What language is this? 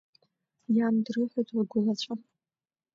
Abkhazian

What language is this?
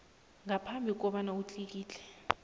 South Ndebele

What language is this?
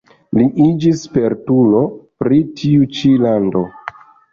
Esperanto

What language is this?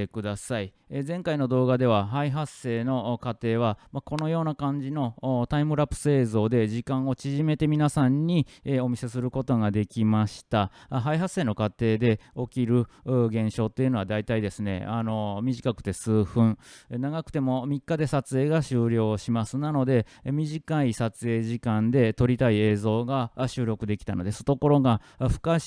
Japanese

